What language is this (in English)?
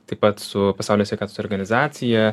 Lithuanian